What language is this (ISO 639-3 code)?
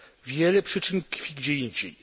pol